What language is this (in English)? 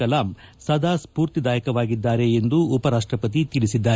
Kannada